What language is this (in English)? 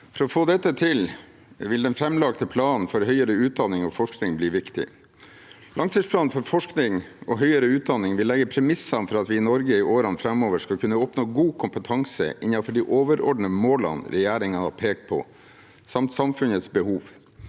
Norwegian